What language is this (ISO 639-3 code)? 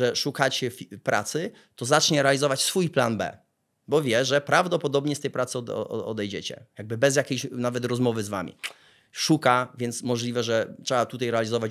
pol